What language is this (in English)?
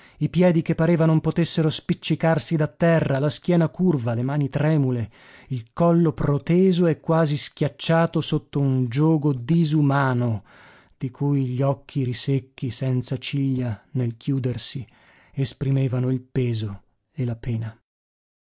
Italian